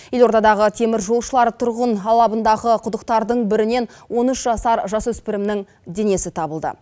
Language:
Kazakh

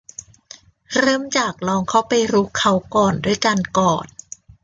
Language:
Thai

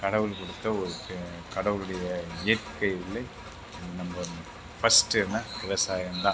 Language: Tamil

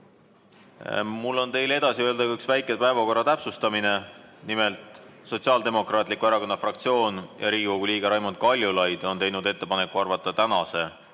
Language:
Estonian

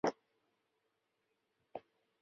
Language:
Chinese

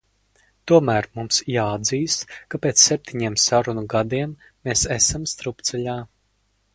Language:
Latvian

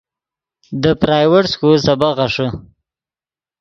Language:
Yidgha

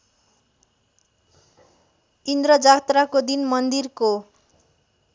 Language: Nepali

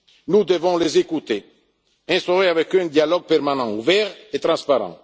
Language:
French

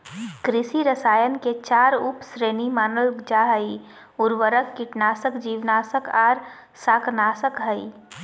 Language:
Magahi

